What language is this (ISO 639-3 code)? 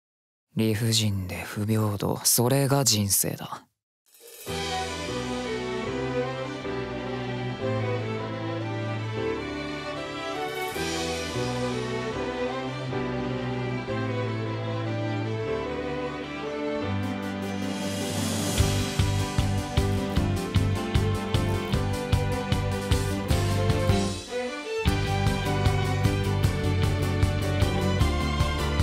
jpn